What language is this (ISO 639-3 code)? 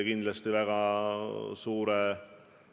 est